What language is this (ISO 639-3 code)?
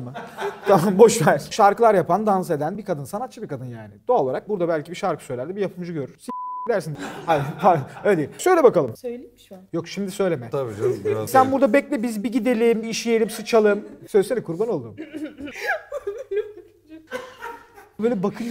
tur